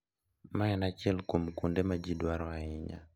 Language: Luo (Kenya and Tanzania)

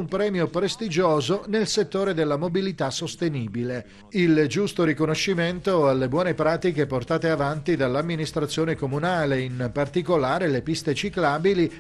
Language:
Italian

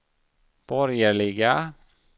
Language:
Swedish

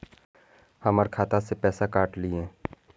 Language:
Maithili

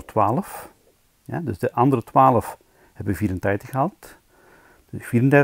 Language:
Dutch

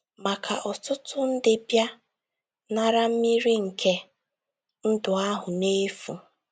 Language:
Igbo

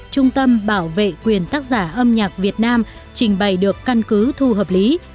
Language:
Vietnamese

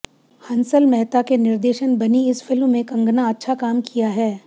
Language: Hindi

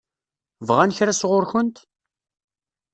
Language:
Kabyle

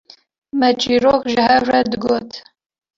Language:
Kurdish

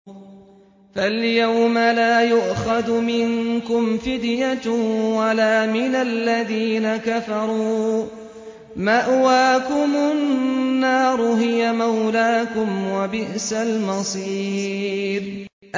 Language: Arabic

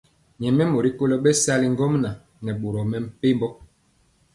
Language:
Mpiemo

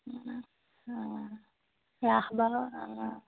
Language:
Assamese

